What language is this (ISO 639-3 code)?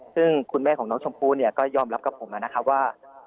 tha